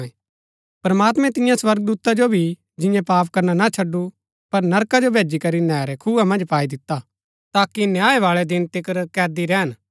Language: Gaddi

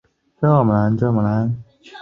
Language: Chinese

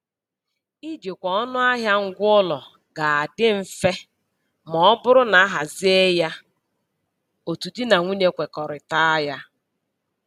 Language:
Igbo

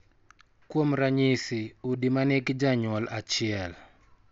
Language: Luo (Kenya and Tanzania)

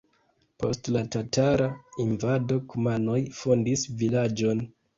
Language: Esperanto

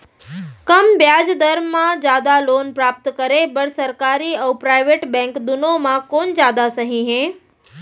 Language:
Chhattisgarhi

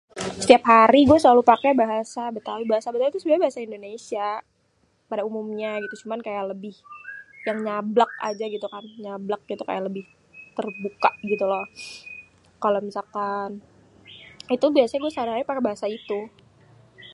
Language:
Betawi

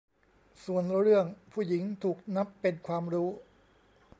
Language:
Thai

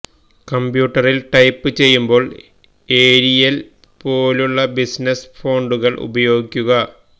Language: Malayalam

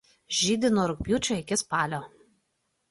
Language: Lithuanian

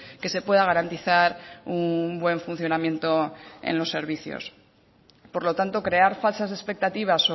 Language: Spanish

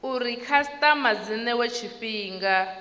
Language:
Venda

